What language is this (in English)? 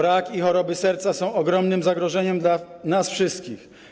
Polish